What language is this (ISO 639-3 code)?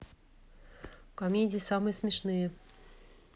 rus